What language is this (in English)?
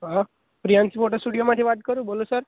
Gujarati